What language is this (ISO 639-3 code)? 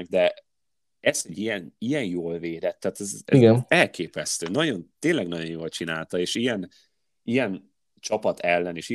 hun